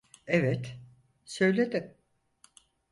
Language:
Turkish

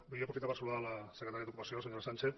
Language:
Catalan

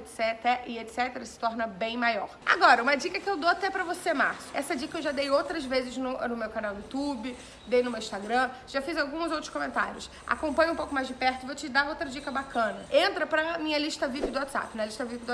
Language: Portuguese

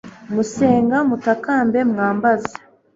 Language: Kinyarwanda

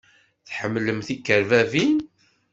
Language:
Kabyle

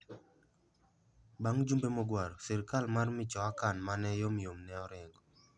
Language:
Luo (Kenya and Tanzania)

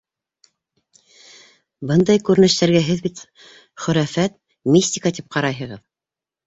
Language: Bashkir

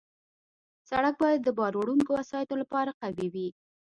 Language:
Pashto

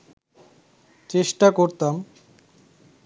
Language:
Bangla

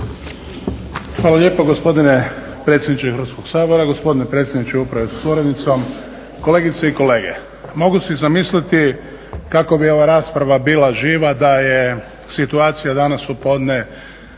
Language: Croatian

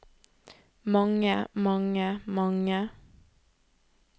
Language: Norwegian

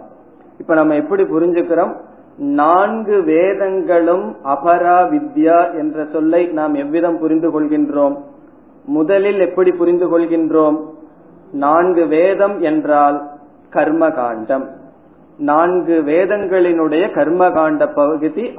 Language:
Tamil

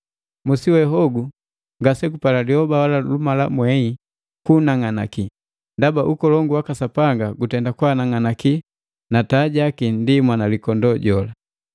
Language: Matengo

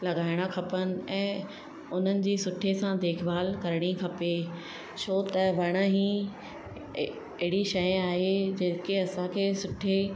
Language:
Sindhi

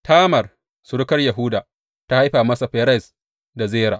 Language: Hausa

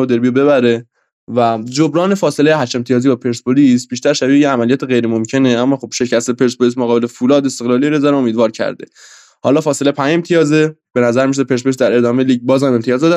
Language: Persian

